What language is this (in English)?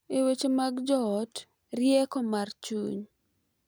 Luo (Kenya and Tanzania)